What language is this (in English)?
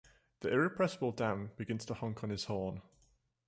English